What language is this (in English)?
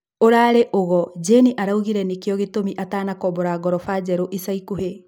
Kikuyu